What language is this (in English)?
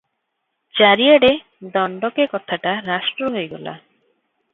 Odia